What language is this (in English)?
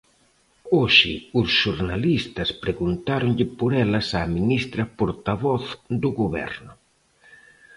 Galician